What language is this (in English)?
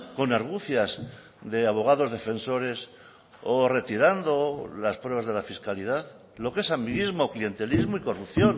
Spanish